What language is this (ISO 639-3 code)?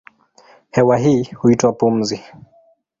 swa